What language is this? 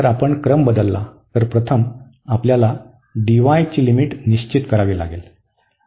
Marathi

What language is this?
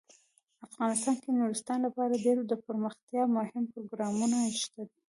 Pashto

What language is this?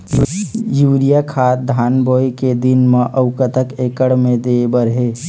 Chhattisgarhi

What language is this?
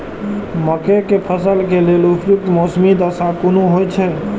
Maithili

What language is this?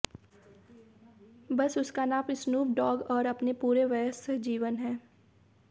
Hindi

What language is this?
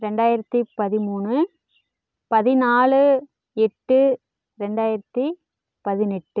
Tamil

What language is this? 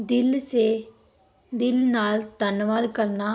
Punjabi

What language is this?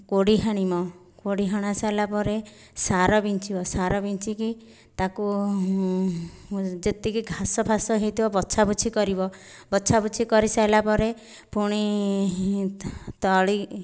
Odia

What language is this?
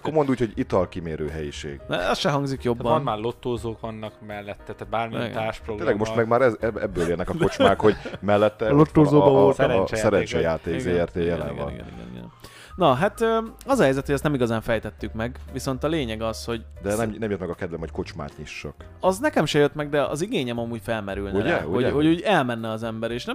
Hungarian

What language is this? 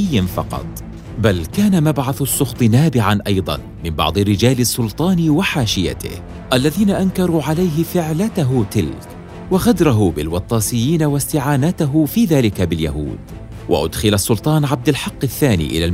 Arabic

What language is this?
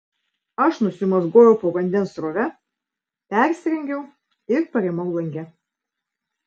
Lithuanian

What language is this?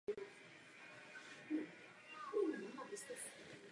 Czech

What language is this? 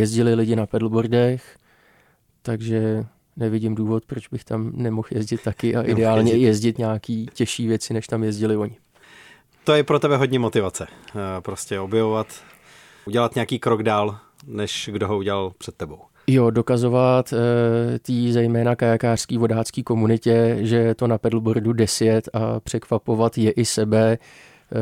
Czech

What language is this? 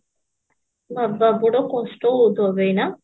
Odia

